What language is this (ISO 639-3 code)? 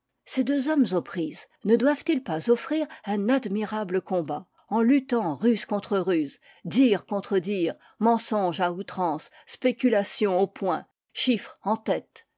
fra